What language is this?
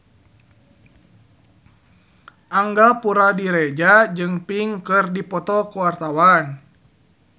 Sundanese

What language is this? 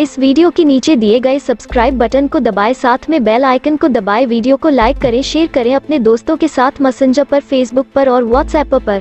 Turkish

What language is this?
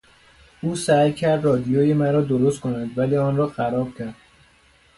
Persian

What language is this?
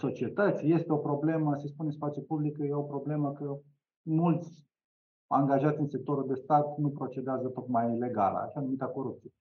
Romanian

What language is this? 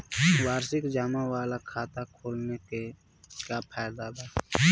Bhojpuri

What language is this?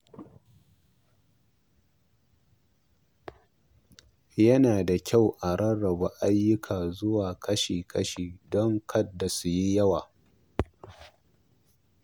Hausa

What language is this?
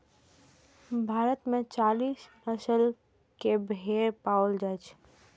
Maithili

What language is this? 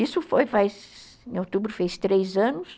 Portuguese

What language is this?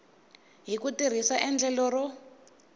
Tsonga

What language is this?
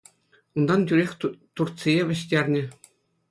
Chuvash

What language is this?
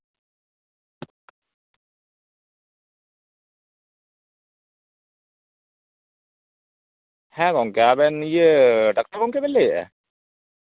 Santali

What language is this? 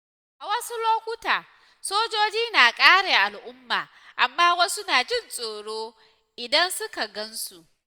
Hausa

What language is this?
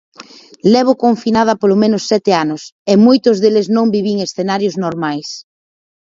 Galician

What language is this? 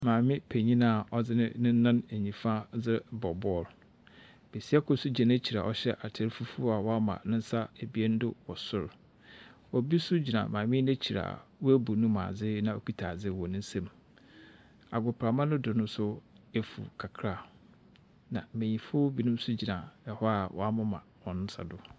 Akan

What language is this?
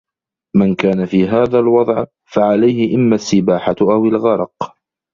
Arabic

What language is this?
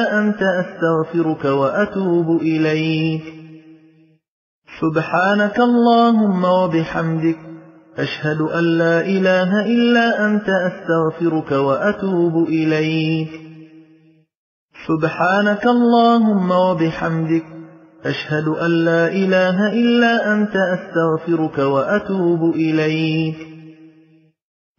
Arabic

